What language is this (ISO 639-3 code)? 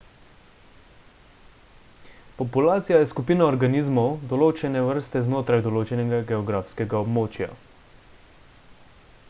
slv